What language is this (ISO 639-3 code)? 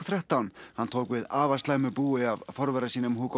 isl